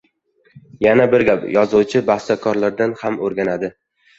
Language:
Uzbek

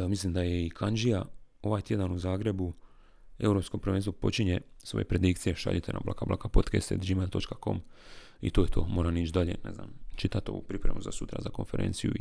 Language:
Croatian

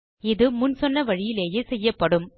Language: Tamil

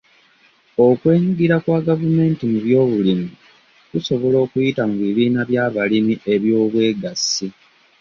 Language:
Ganda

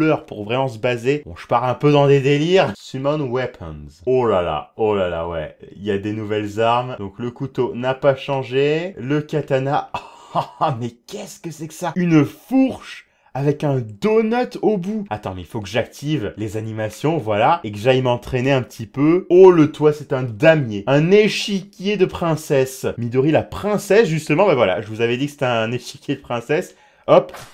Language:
French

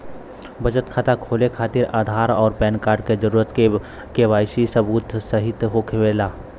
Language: Bhojpuri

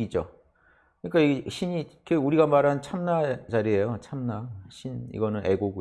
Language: Korean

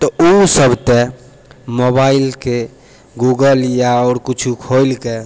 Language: Maithili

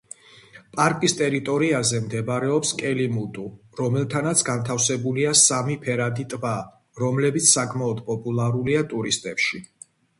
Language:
Georgian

